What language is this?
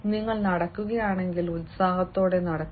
Malayalam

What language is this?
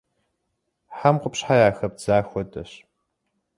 Kabardian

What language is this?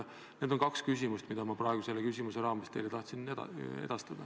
Estonian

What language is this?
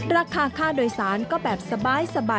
Thai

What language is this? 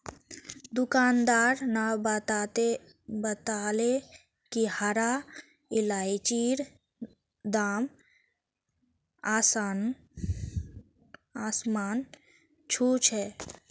Magahi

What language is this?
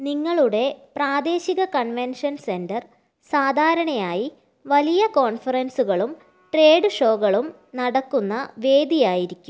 Malayalam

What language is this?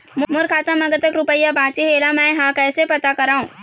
Chhattisgarhi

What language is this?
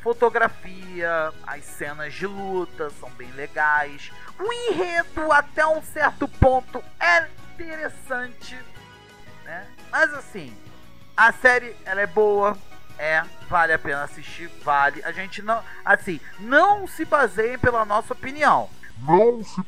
Portuguese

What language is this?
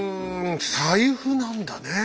Japanese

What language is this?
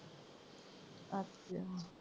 Punjabi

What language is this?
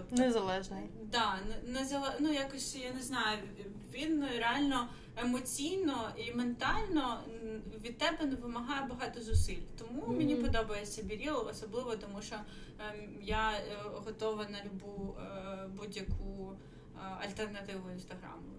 Ukrainian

